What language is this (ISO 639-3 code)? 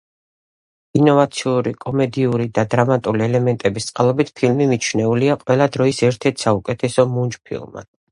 kat